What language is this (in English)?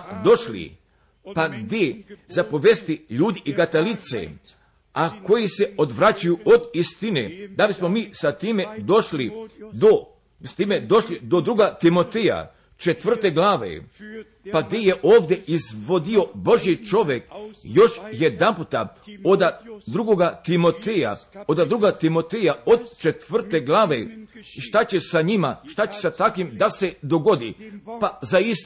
Croatian